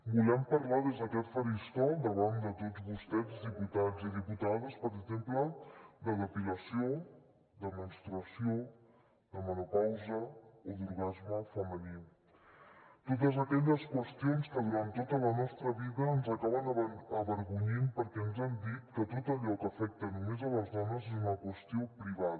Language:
Catalan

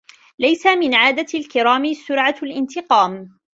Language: Arabic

